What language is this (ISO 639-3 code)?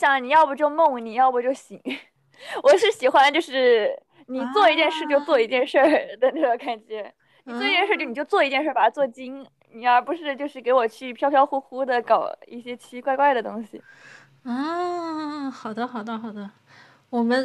zho